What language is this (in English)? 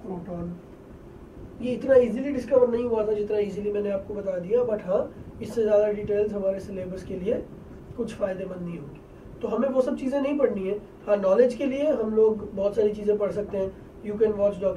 Portuguese